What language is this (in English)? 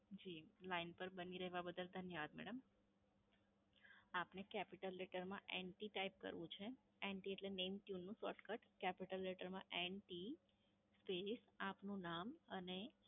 Gujarati